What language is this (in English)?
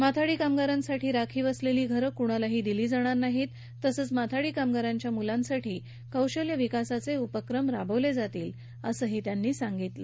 Marathi